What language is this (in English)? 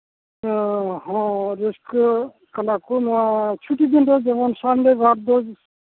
Santali